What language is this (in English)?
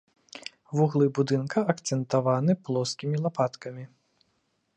Belarusian